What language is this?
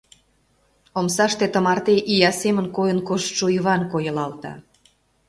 Mari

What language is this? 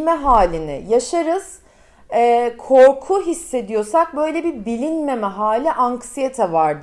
Turkish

